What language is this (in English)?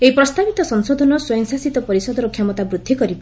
Odia